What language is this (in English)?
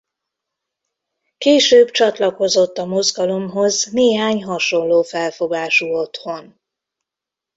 Hungarian